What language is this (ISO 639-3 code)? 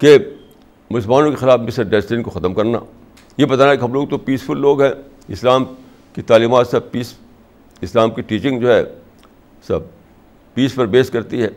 urd